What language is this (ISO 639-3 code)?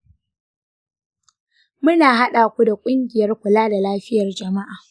hau